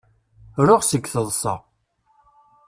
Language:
Kabyle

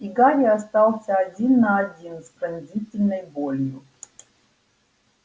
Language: Russian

